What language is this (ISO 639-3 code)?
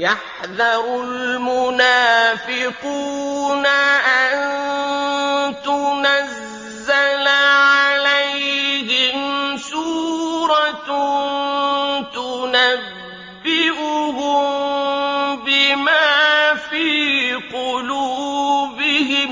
ara